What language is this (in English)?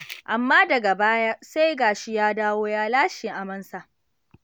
Hausa